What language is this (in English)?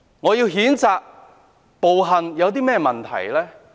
Cantonese